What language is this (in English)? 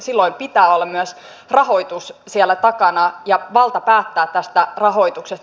Finnish